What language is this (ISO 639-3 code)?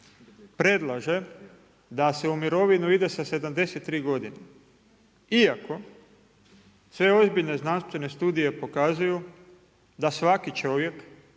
hrv